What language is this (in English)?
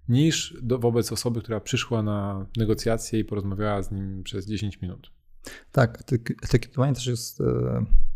Polish